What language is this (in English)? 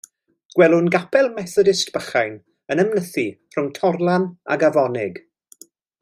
Welsh